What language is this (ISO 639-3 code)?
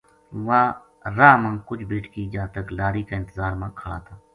gju